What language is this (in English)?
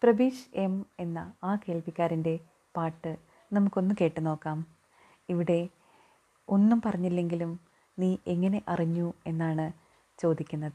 Malayalam